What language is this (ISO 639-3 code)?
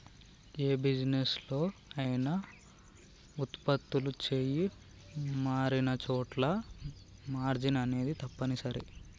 tel